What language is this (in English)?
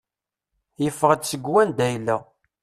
Kabyle